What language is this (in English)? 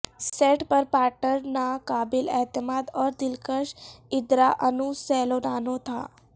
Urdu